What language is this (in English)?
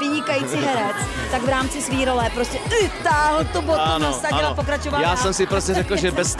Czech